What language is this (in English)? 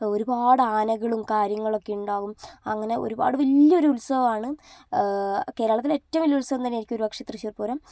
Malayalam